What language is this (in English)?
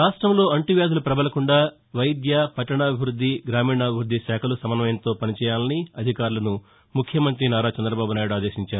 Telugu